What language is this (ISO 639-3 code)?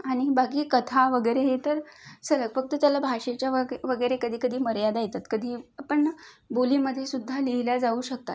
mar